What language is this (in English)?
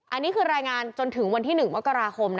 Thai